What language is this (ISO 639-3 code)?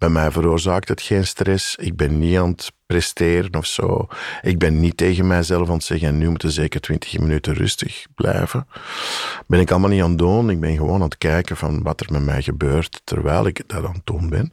nld